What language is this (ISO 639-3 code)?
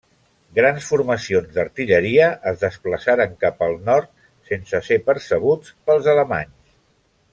cat